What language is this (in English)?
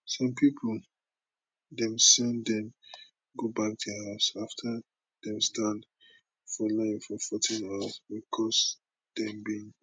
Nigerian Pidgin